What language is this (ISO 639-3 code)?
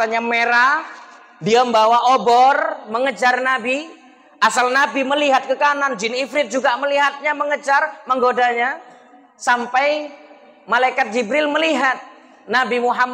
ind